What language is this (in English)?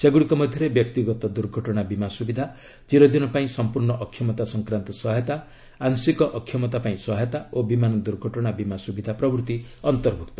Odia